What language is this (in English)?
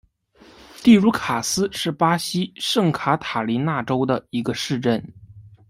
Chinese